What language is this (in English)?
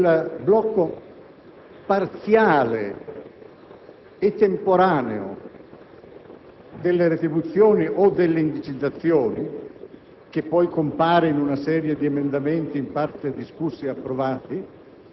Italian